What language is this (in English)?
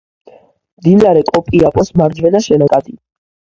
Georgian